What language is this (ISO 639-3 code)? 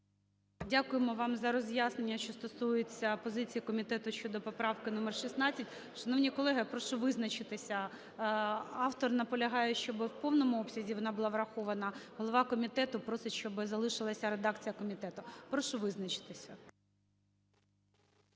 ukr